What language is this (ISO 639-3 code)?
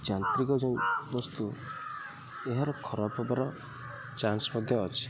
ori